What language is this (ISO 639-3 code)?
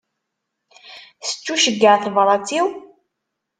kab